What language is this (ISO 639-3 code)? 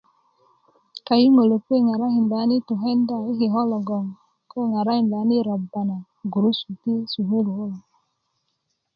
ukv